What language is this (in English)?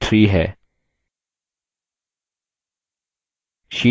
Hindi